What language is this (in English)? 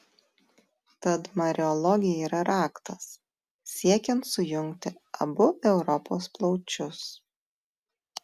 Lithuanian